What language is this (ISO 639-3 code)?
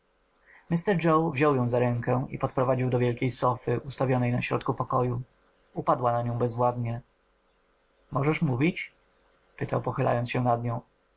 pol